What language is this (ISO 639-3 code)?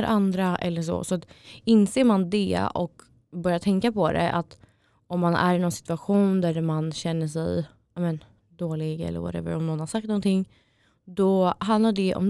swe